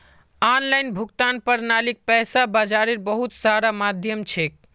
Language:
Magahi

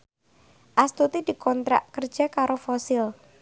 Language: Javanese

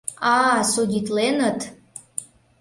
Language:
Mari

